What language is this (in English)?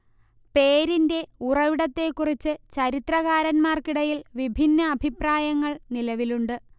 Malayalam